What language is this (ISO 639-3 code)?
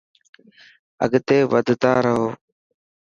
mki